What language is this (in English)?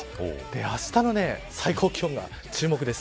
Japanese